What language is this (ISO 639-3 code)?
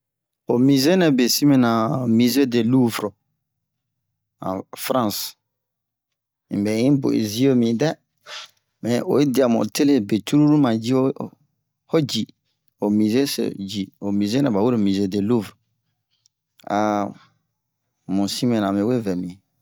bmq